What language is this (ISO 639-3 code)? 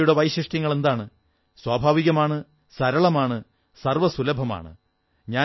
mal